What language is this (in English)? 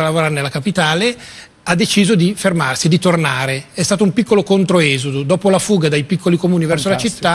Italian